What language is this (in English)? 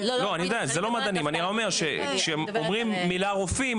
Hebrew